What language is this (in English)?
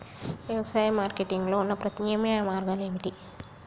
Telugu